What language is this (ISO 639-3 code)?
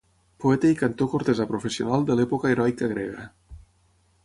cat